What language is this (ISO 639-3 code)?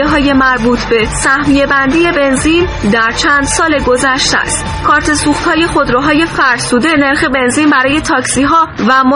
fas